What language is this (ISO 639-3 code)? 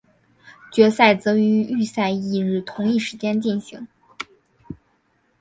zho